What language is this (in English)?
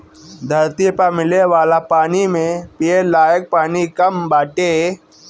Bhojpuri